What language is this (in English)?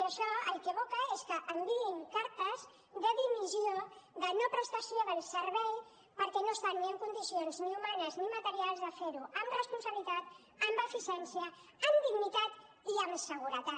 Catalan